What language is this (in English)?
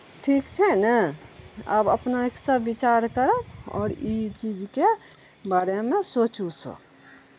Maithili